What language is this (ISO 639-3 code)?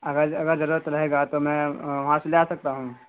urd